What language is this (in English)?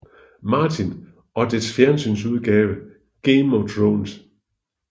Danish